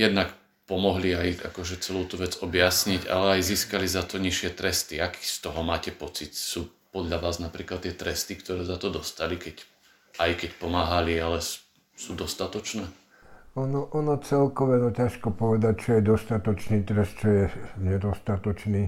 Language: Slovak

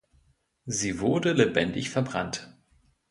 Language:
German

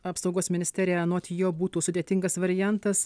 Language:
Lithuanian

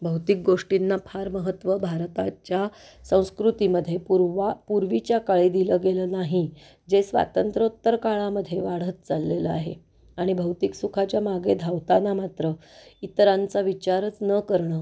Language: Marathi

